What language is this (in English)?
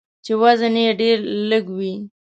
Pashto